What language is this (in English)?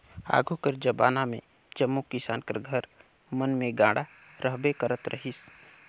Chhattisgarhi